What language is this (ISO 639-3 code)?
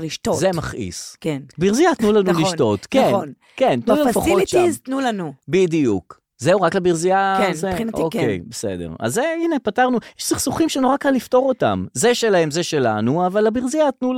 heb